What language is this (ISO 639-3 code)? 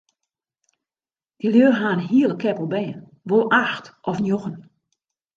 fry